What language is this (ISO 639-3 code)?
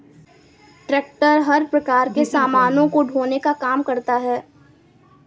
hin